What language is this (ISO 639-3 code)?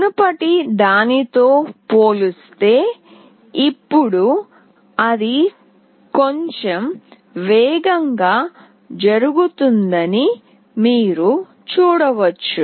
tel